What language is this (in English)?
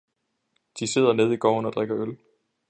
Danish